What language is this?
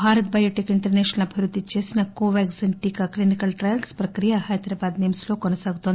Telugu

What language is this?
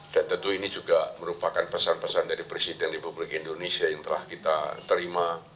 Indonesian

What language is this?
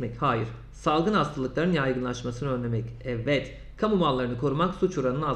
Turkish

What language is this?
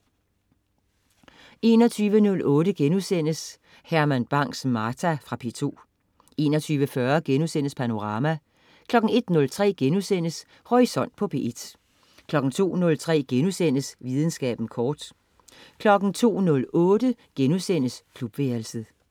Danish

